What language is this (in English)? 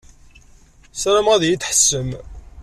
Kabyle